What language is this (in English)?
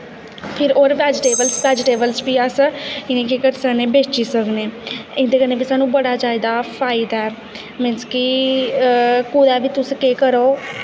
Dogri